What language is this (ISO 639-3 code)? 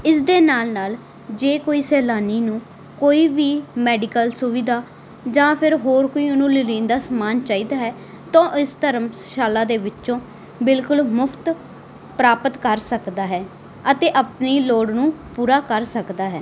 pan